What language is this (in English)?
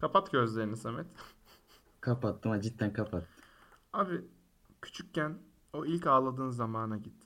Turkish